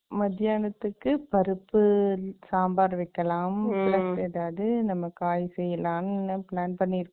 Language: Tamil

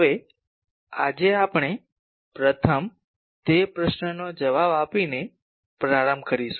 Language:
Gujarati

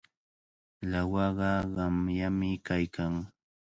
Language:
Cajatambo North Lima Quechua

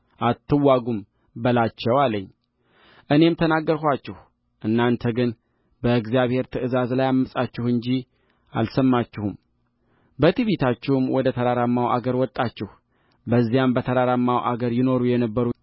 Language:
Amharic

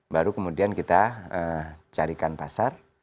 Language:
Indonesian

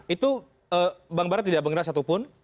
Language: Indonesian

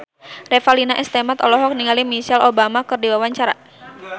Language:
Sundanese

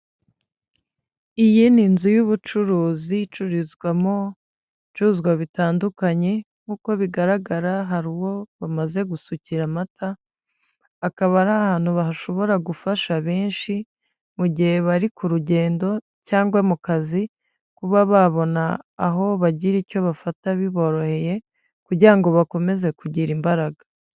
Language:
Kinyarwanda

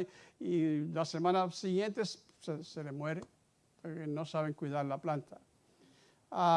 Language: Spanish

